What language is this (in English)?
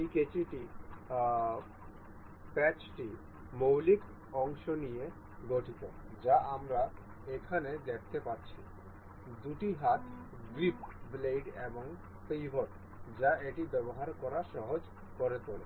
Bangla